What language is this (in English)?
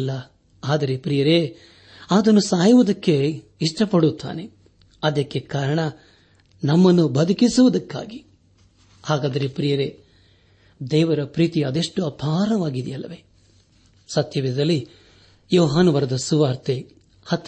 Kannada